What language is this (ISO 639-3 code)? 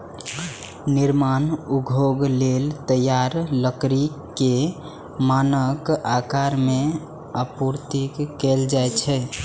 mai